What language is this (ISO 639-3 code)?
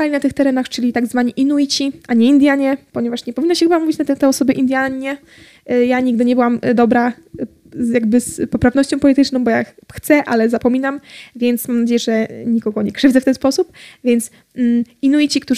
pol